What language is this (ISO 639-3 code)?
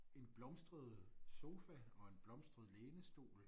dan